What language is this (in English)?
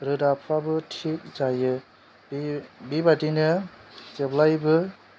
Bodo